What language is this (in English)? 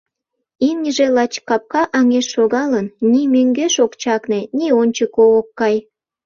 Mari